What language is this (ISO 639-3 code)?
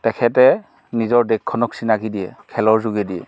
asm